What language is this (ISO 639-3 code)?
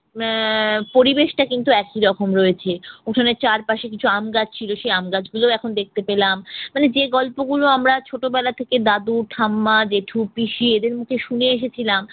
ben